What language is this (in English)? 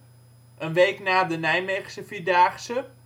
Dutch